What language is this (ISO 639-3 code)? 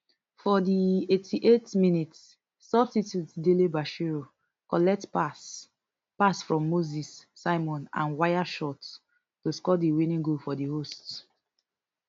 pcm